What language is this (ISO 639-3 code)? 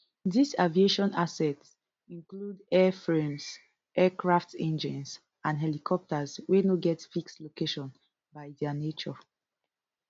pcm